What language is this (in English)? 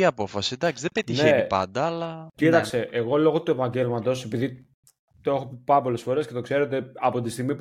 Greek